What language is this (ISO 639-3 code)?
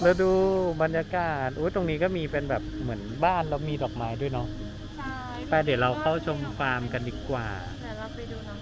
tha